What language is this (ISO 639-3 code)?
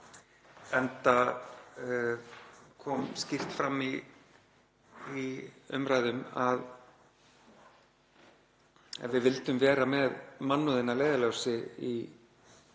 isl